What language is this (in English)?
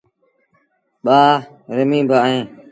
Sindhi Bhil